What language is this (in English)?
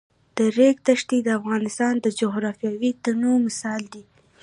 Pashto